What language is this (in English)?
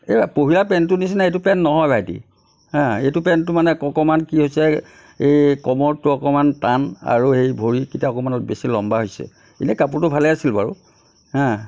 Assamese